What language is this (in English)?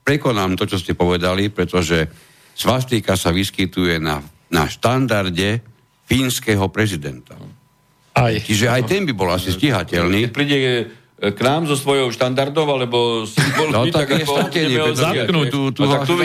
Slovak